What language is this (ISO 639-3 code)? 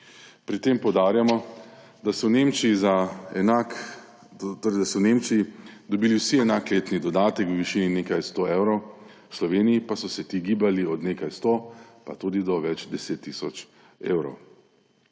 slv